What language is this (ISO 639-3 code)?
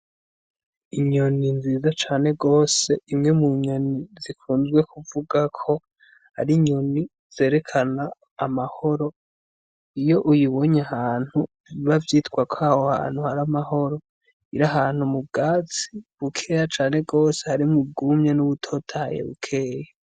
run